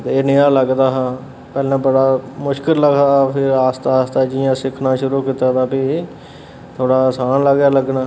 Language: Dogri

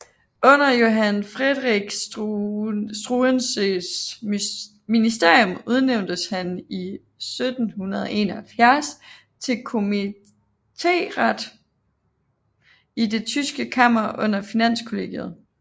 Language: Danish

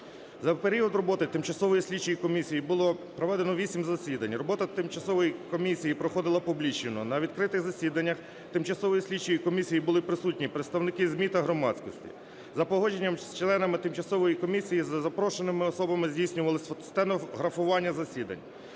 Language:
Ukrainian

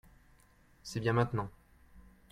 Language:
French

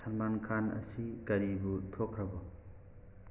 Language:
Manipuri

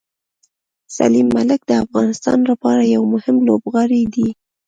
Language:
Pashto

